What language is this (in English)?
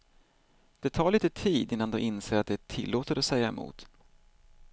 Swedish